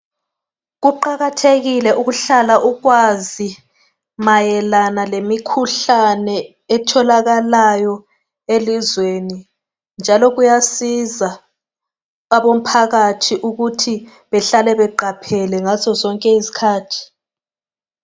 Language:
North Ndebele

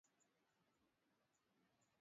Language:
Swahili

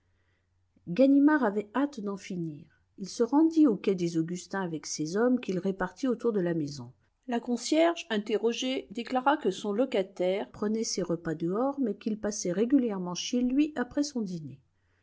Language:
French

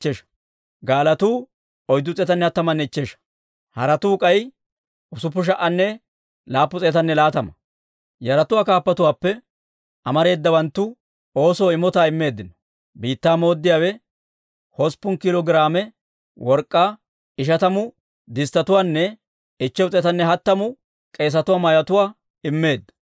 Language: Dawro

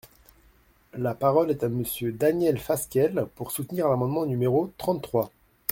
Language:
French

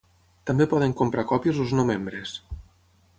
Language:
Catalan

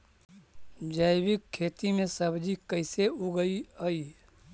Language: Magahi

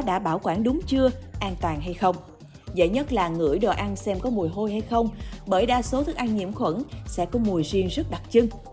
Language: Vietnamese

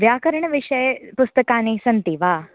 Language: Sanskrit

